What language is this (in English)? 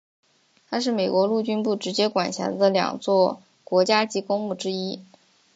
Chinese